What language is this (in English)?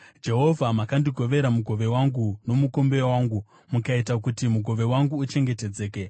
Shona